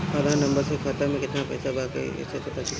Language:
Bhojpuri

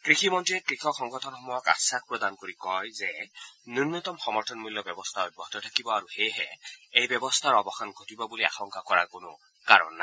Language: Assamese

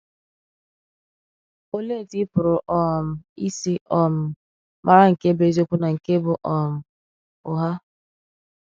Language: Igbo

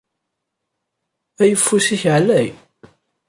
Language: Kabyle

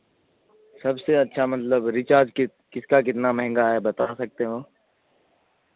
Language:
Urdu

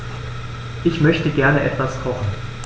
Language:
German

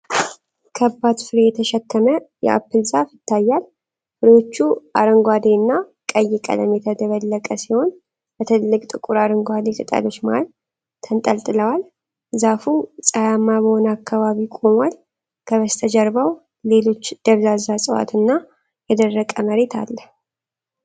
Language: Amharic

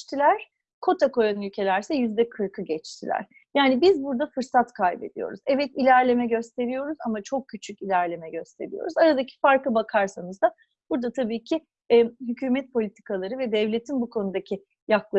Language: Turkish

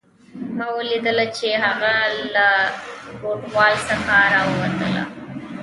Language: Pashto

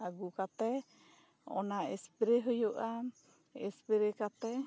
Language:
Santali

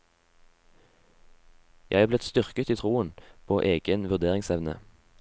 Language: Norwegian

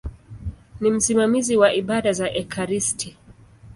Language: Swahili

